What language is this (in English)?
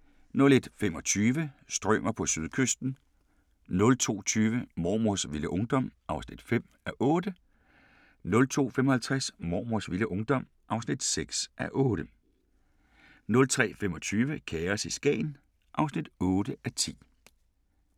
Danish